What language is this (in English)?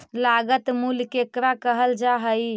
Magahi